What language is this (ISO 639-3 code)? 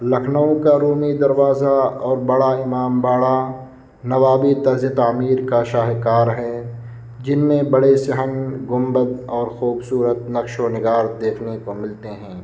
urd